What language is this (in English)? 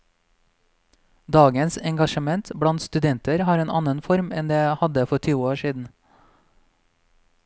Norwegian